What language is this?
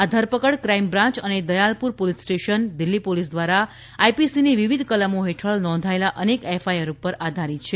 Gujarati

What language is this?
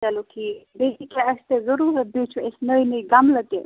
Kashmiri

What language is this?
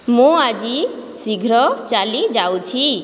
Odia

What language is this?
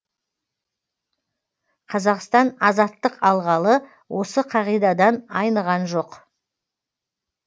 Kazakh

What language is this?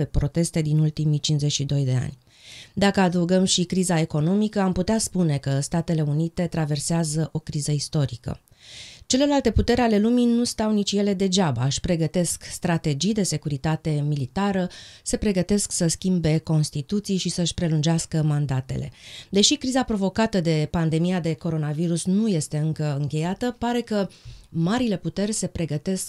Romanian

